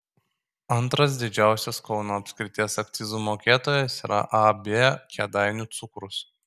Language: Lithuanian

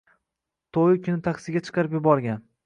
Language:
Uzbek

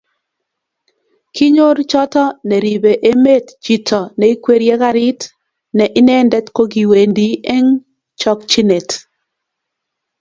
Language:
Kalenjin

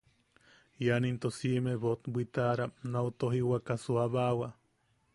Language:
Yaqui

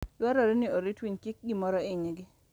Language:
Luo (Kenya and Tanzania)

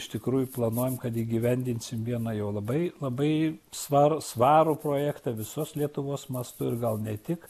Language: Lithuanian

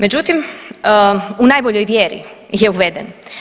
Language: Croatian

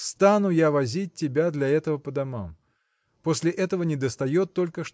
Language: Russian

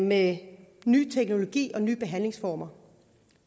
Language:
Danish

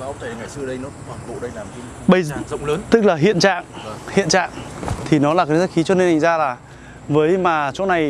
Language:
Vietnamese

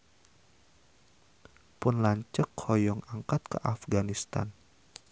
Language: Sundanese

